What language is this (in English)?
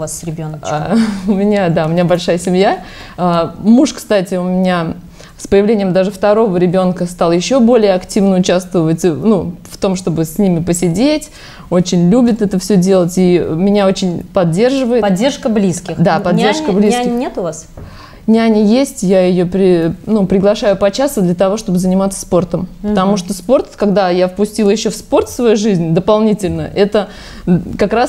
Russian